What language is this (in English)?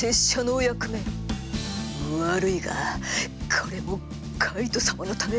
Japanese